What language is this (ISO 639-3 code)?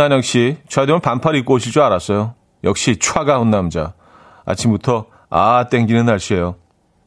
kor